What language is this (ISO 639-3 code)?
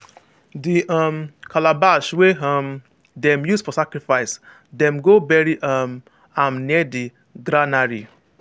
pcm